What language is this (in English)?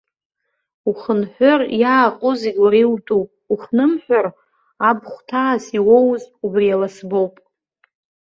Abkhazian